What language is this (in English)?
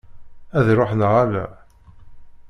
Kabyle